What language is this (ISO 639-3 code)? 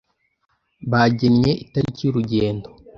kin